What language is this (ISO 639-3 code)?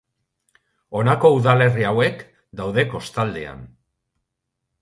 eus